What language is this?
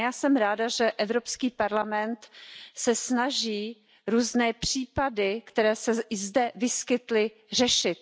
Czech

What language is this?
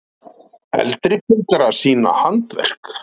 Icelandic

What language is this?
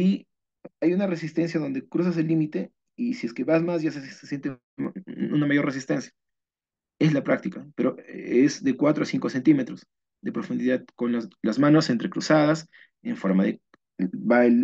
Spanish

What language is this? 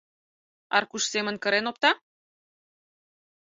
Mari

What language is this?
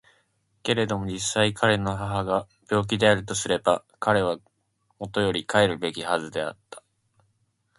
Japanese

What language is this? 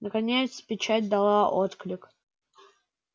Russian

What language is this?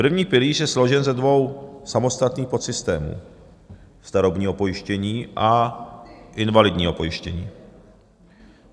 Czech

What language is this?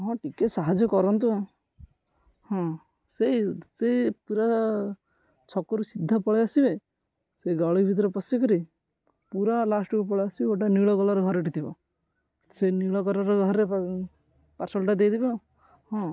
Odia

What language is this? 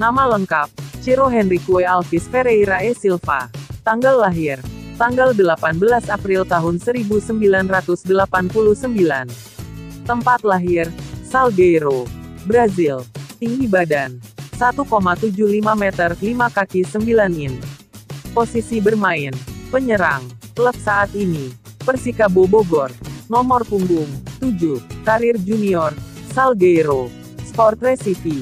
Indonesian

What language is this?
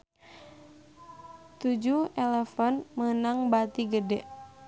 Sundanese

